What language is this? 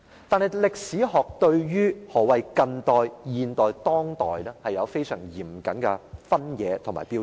Cantonese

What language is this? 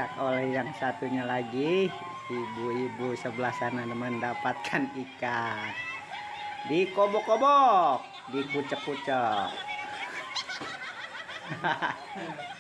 Indonesian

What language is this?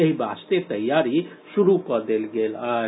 Maithili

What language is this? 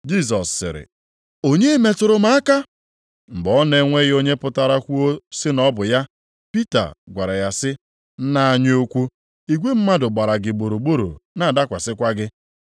Igbo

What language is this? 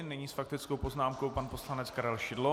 Czech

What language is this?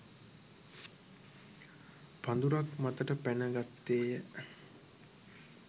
Sinhala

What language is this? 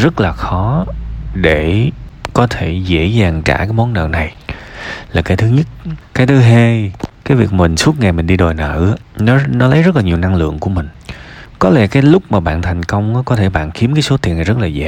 Vietnamese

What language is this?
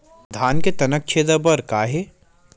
Chhattisgarhi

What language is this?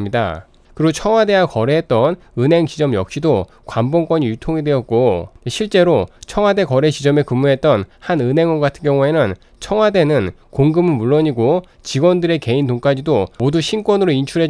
Korean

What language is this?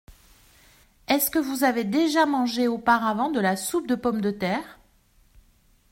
French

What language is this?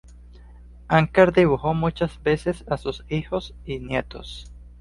Spanish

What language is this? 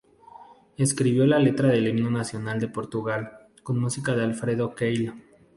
Spanish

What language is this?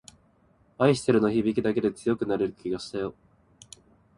Japanese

